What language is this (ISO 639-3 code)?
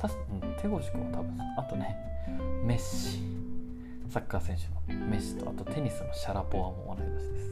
jpn